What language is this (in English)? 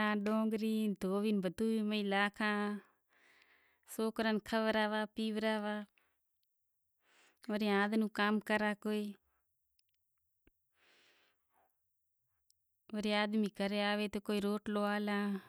Kachi Koli